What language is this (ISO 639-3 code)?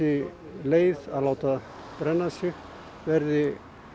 isl